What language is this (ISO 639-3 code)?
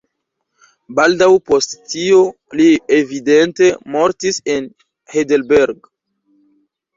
epo